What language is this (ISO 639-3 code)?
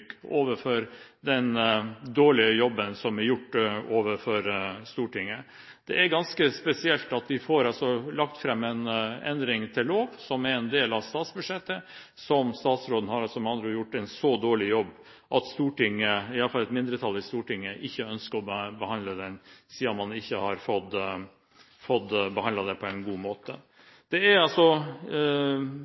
nob